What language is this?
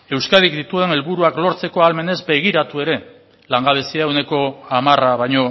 Basque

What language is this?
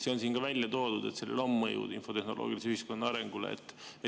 Estonian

